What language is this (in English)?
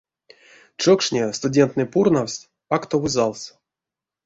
Erzya